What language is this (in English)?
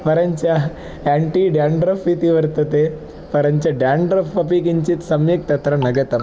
Sanskrit